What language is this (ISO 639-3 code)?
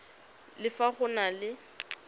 tsn